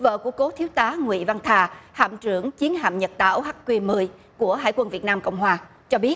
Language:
Vietnamese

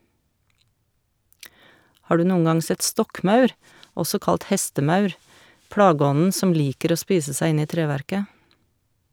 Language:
Norwegian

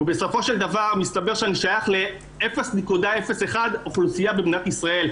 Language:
Hebrew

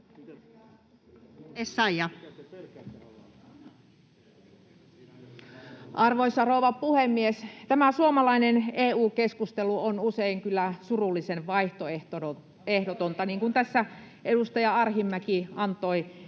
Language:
Finnish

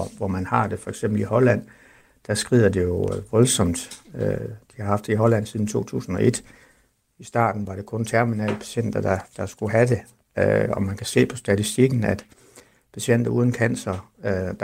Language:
Danish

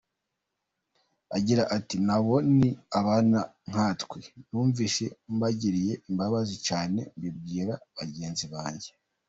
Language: Kinyarwanda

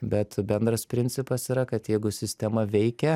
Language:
Lithuanian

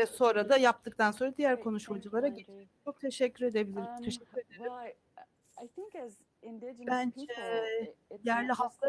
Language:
Turkish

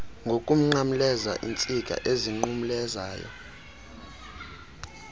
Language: Xhosa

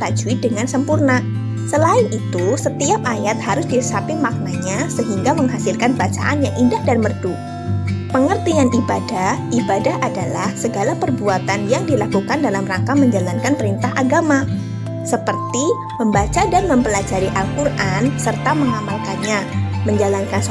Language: Indonesian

